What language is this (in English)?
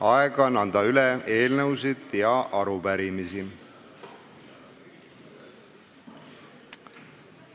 Estonian